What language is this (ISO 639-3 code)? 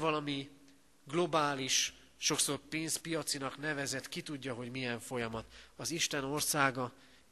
hun